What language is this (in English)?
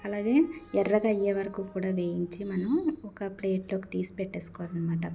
Telugu